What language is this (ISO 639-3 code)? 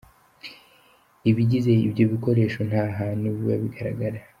kin